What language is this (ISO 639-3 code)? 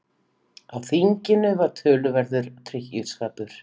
isl